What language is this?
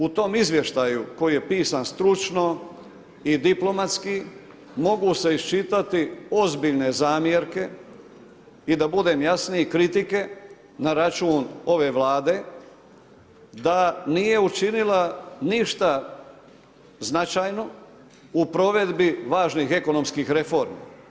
Croatian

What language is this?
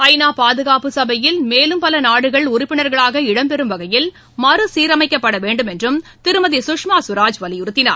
Tamil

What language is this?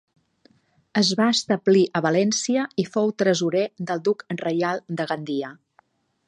Catalan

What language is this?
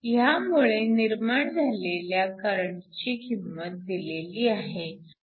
Marathi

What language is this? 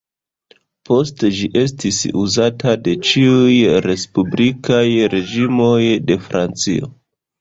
Esperanto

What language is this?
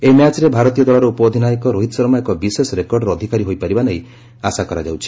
Odia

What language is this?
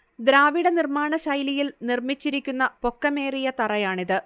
Malayalam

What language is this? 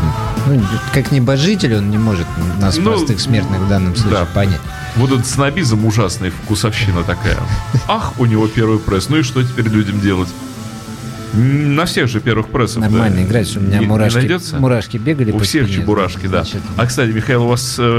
Russian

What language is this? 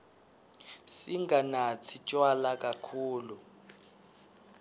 Swati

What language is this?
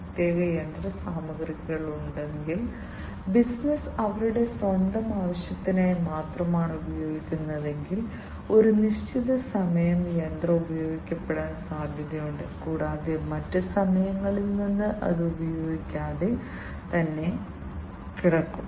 Malayalam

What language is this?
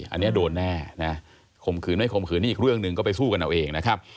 Thai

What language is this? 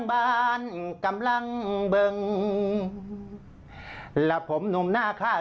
Thai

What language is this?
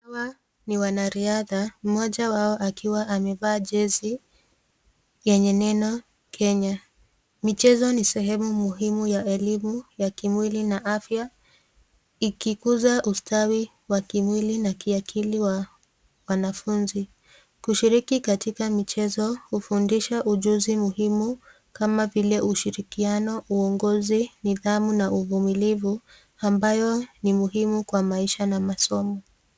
Swahili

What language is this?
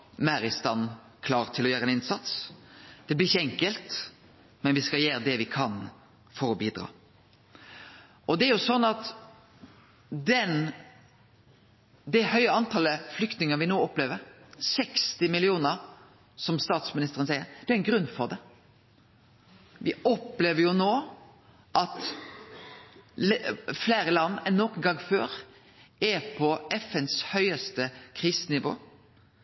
Norwegian Nynorsk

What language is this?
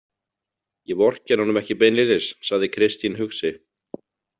Icelandic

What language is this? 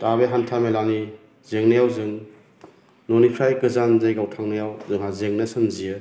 Bodo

